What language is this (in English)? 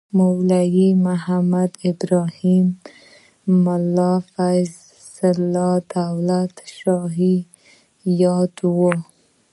Pashto